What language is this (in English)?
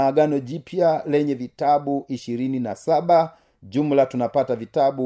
Swahili